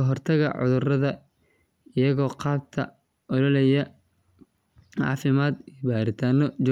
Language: Somali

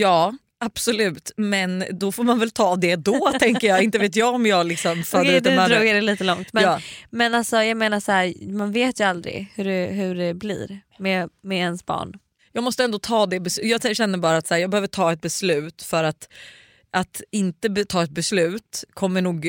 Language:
Swedish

